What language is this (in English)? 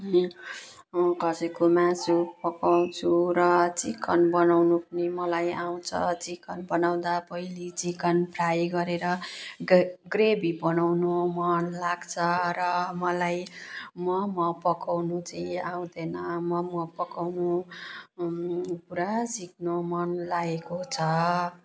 Nepali